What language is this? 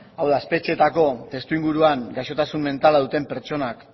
Basque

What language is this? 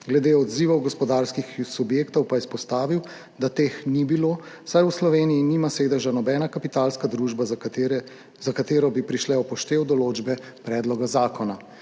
Slovenian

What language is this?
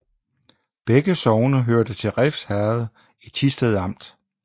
Danish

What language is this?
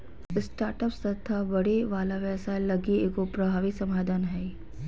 Magahi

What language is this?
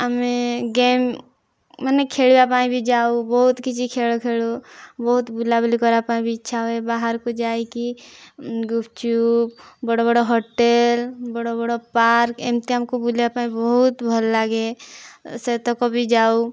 Odia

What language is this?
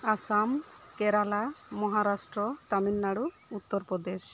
Santali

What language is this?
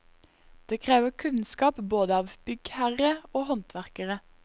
Norwegian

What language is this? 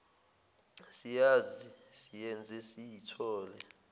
Zulu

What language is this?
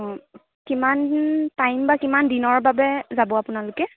Assamese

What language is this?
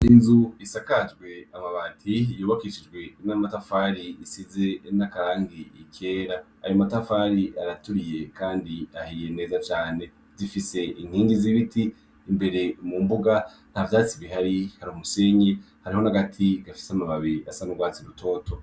Rundi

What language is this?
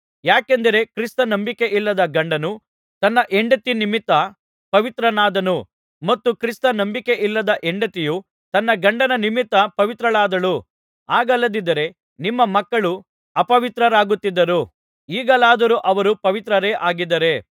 Kannada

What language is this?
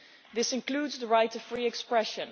English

